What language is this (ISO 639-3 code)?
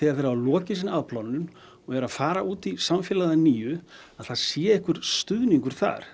isl